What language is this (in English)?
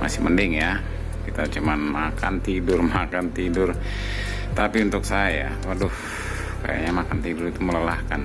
Indonesian